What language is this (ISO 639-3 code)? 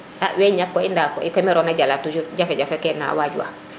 srr